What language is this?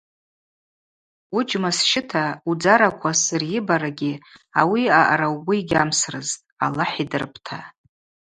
Abaza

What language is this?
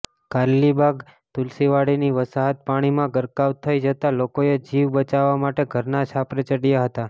Gujarati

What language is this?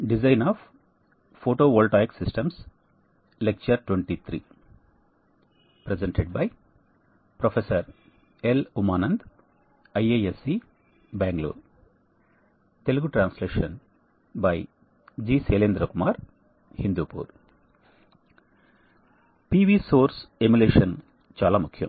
Telugu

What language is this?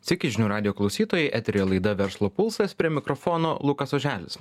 Lithuanian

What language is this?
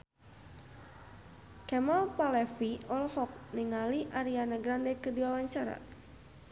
Sundanese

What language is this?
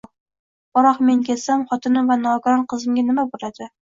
Uzbek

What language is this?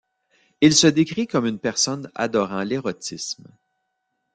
French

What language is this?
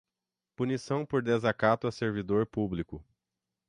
Portuguese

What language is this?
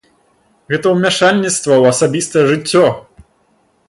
Belarusian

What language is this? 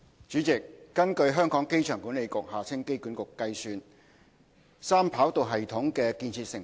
Cantonese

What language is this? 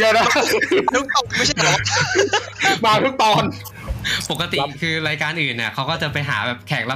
Thai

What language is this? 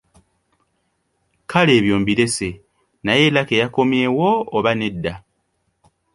Ganda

